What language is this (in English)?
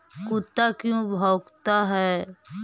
Magahi